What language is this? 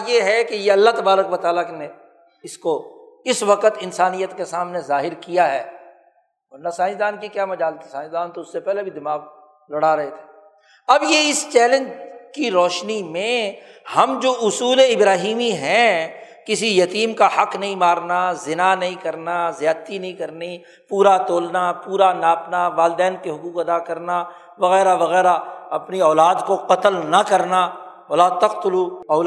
Urdu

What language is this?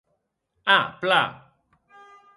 Occitan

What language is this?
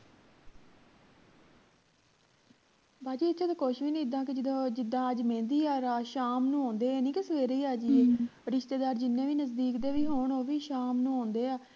Punjabi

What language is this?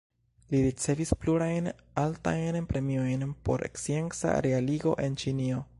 Esperanto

